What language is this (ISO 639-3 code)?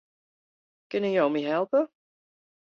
fry